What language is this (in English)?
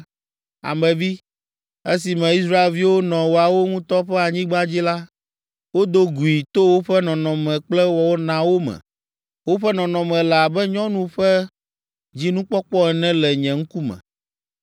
Ewe